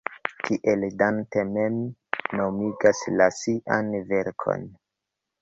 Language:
Esperanto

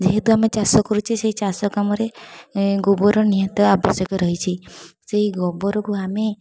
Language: Odia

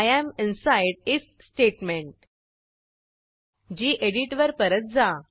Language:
Marathi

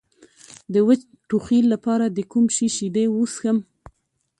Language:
Pashto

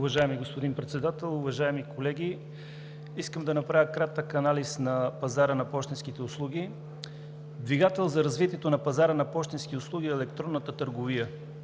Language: Bulgarian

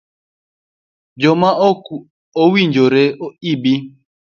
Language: Luo (Kenya and Tanzania)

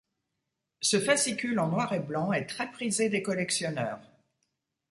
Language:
French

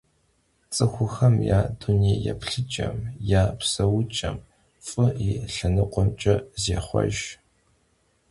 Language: Kabardian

